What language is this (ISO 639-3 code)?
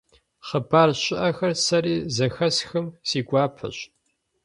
kbd